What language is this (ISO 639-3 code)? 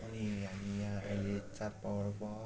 nep